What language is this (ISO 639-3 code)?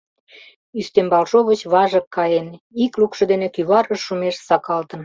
chm